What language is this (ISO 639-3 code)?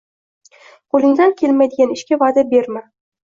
uzb